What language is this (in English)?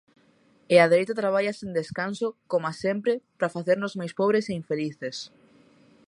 Galician